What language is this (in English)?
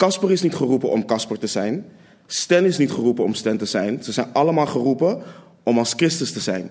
Dutch